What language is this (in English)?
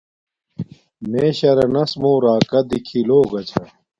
Domaaki